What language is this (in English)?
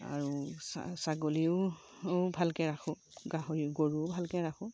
Assamese